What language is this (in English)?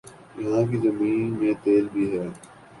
Urdu